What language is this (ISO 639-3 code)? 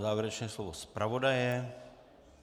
ces